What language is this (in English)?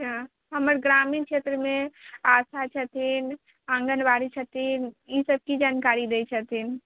Maithili